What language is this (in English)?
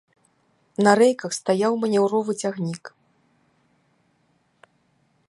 Belarusian